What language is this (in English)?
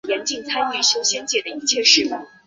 Chinese